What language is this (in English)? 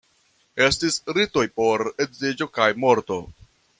Esperanto